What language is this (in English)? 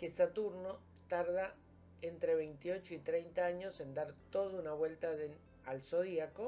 Spanish